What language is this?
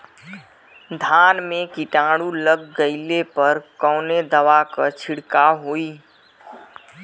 Bhojpuri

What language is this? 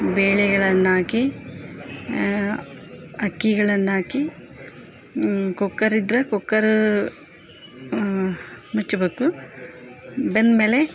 Kannada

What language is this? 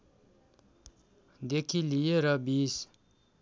Nepali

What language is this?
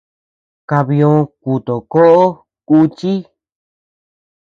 Tepeuxila Cuicatec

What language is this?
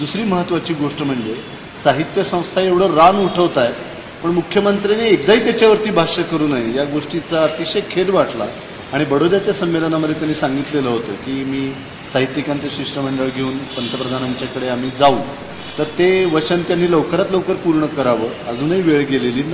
Marathi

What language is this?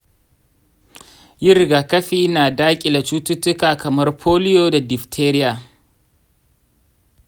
Hausa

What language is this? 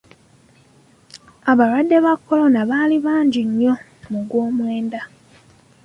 Ganda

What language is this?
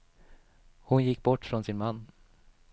Swedish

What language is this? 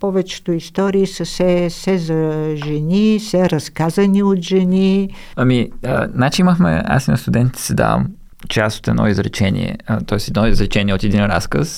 Bulgarian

